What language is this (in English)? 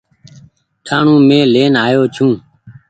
Goaria